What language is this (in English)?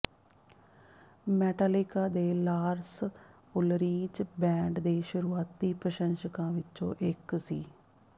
Punjabi